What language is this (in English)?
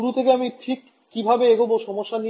Bangla